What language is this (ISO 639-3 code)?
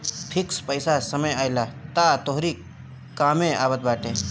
bho